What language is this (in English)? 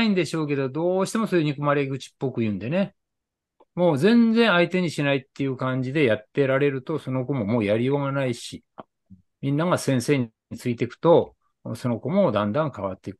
Japanese